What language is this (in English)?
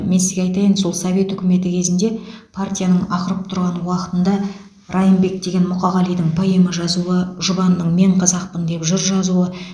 Kazakh